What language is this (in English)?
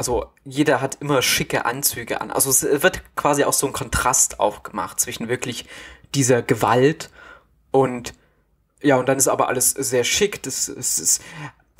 German